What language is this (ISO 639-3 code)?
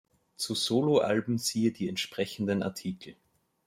deu